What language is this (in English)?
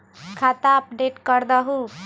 Magahi